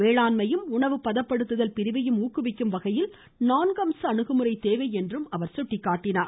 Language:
Tamil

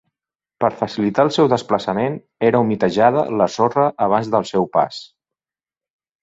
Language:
Catalan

